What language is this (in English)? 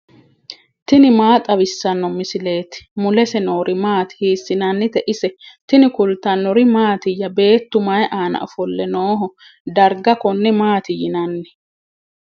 Sidamo